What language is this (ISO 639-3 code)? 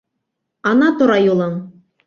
bak